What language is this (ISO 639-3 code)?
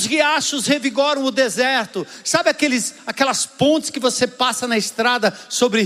por